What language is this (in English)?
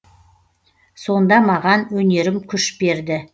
Kazakh